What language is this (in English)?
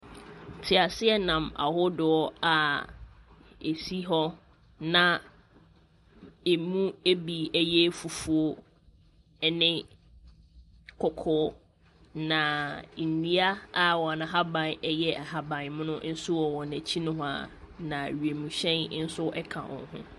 Akan